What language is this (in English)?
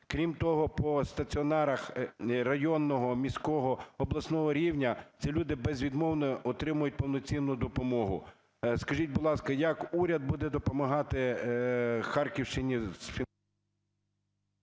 Ukrainian